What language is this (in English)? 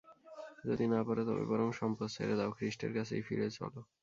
Bangla